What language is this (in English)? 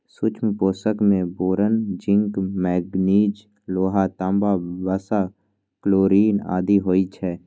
Maithili